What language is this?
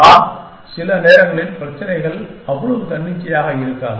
Tamil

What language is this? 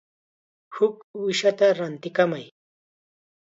Chiquián Ancash Quechua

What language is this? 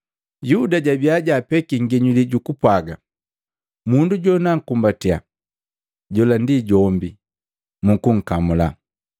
Matengo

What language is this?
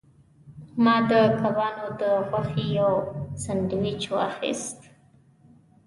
Pashto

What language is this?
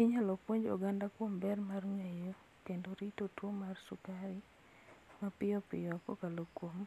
Luo (Kenya and Tanzania)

